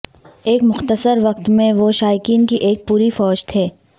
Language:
Urdu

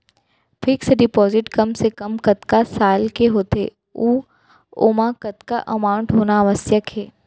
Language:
Chhattisgarhi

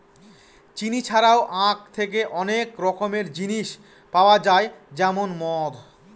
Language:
Bangla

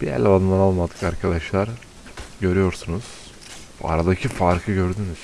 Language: Turkish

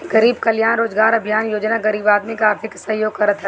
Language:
Bhojpuri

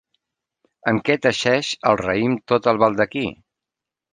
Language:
Catalan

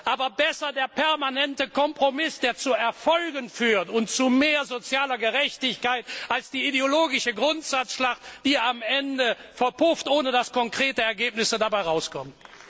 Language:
German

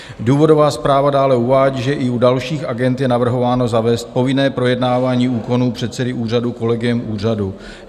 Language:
Czech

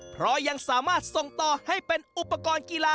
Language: Thai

